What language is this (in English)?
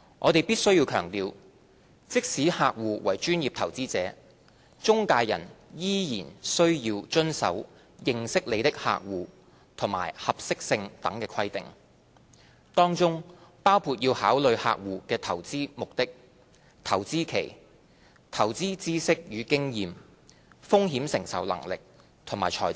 Cantonese